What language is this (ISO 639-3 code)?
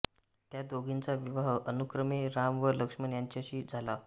mar